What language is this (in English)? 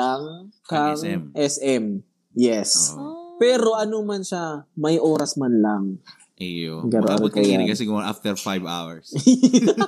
Filipino